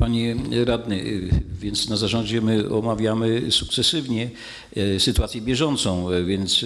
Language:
Polish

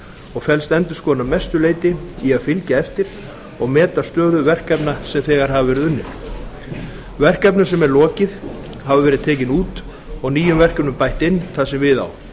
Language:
Icelandic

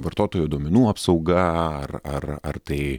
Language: Lithuanian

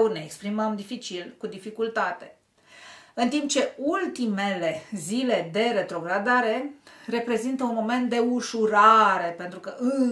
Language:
Romanian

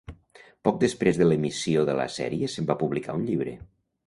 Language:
Catalan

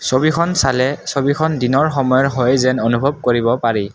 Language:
Assamese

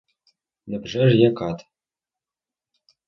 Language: Ukrainian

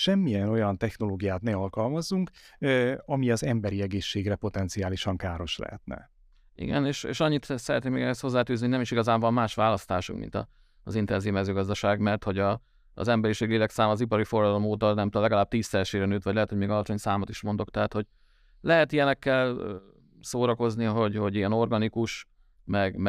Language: Hungarian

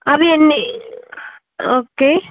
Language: Telugu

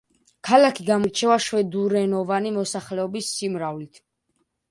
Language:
Georgian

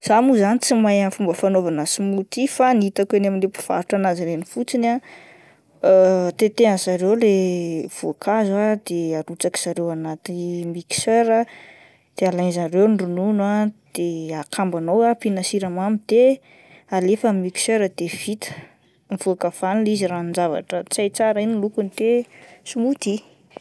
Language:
Malagasy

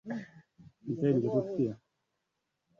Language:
Swahili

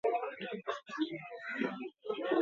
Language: Swahili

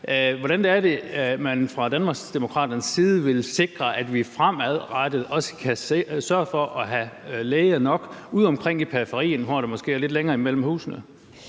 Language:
Danish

